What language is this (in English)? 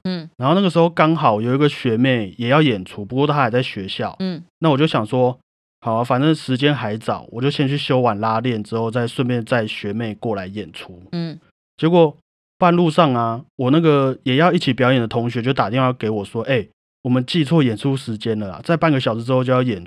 Chinese